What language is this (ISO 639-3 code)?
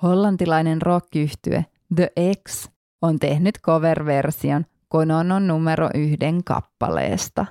fin